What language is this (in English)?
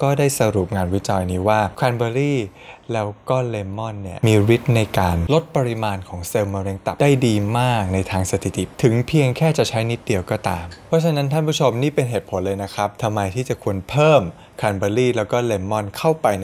Thai